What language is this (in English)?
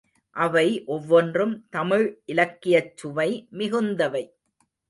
Tamil